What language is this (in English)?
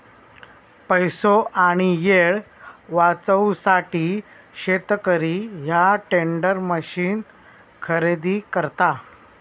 Marathi